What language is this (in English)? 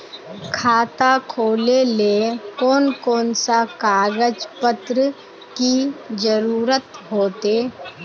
Magahi